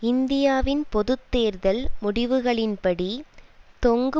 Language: Tamil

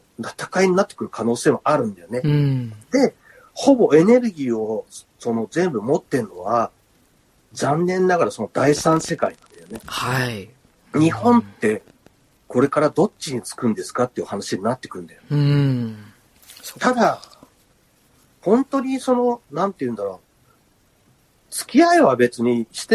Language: Japanese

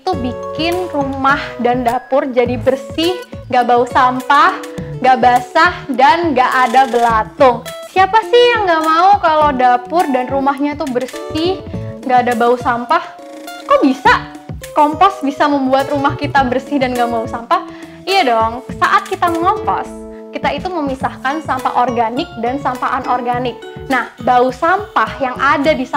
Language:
Indonesian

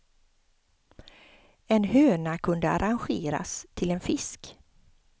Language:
Swedish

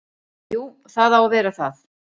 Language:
Icelandic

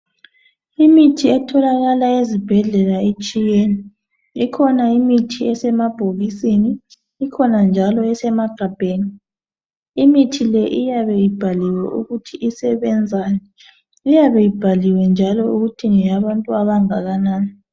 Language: North Ndebele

